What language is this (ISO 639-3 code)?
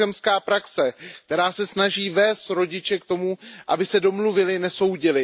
ces